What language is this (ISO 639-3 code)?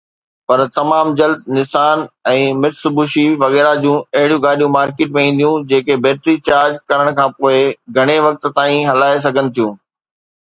snd